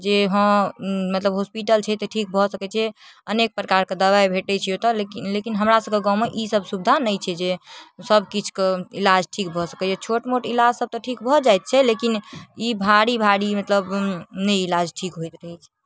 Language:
Maithili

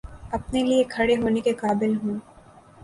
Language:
Urdu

